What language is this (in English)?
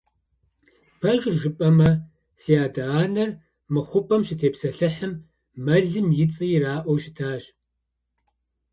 Kabardian